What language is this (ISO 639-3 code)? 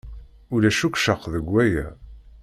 kab